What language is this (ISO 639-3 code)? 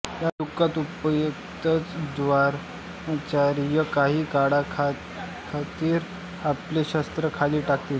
mar